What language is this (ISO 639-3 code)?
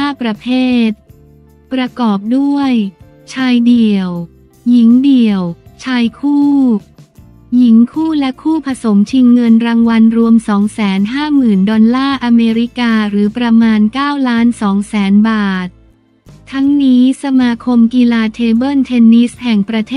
tha